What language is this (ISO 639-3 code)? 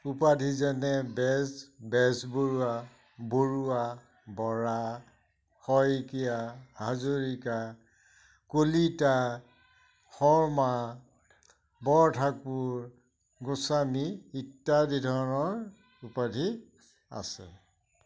asm